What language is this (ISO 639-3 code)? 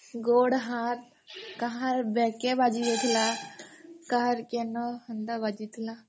ori